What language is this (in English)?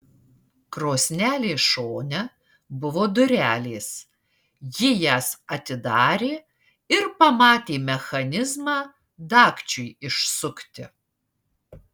Lithuanian